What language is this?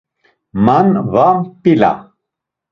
Laz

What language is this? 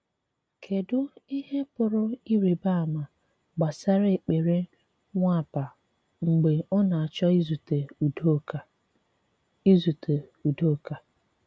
Igbo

